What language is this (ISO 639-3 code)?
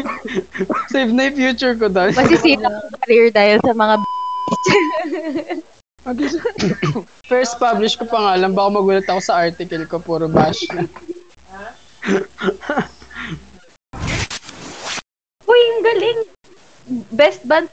fil